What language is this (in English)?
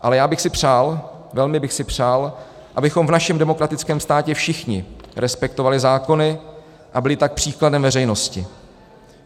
Czech